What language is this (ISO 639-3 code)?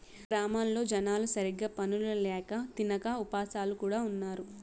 tel